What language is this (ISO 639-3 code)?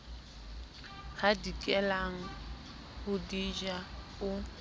sot